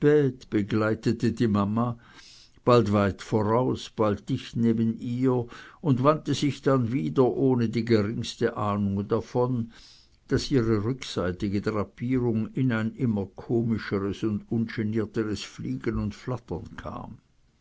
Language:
German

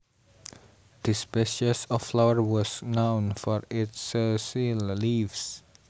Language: Javanese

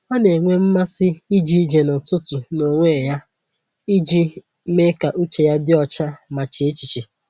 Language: Igbo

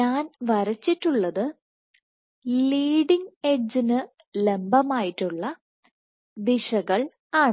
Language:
Malayalam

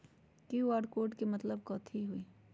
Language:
Magahi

